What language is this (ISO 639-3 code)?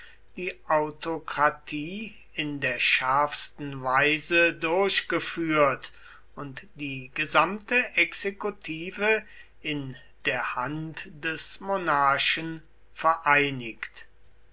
deu